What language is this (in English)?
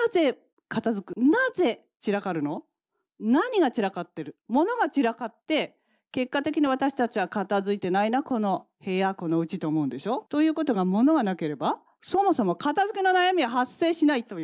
Japanese